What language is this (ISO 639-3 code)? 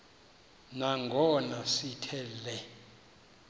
xho